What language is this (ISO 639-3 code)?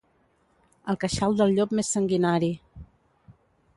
cat